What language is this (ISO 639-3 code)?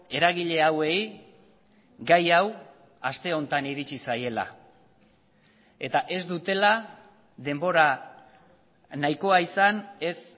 eus